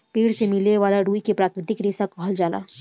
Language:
Bhojpuri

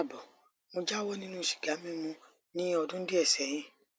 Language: Yoruba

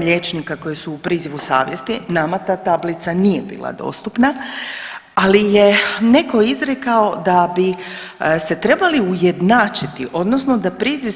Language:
Croatian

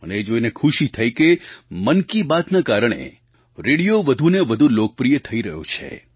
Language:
Gujarati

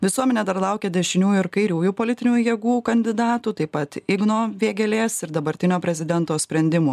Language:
Lithuanian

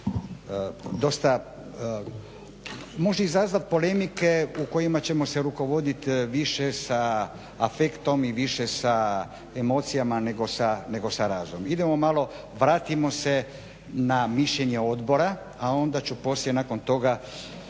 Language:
Croatian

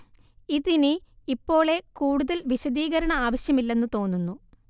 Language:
Malayalam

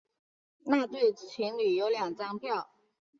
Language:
Chinese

